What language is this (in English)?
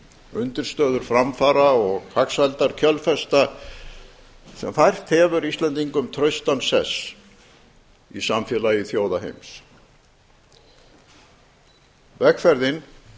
Icelandic